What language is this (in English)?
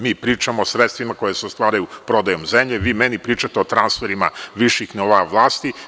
Serbian